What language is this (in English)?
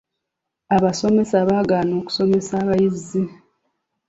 Ganda